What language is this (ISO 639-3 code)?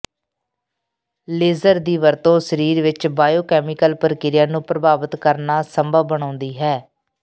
pan